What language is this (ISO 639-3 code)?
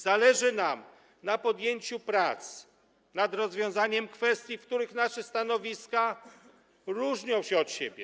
pol